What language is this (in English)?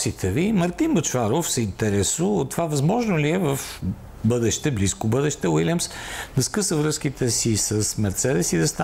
Bulgarian